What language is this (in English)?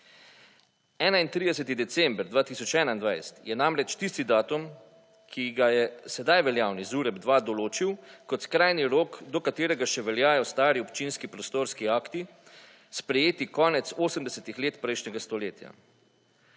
Slovenian